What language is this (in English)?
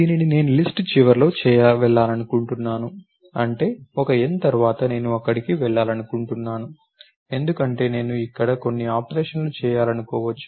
Telugu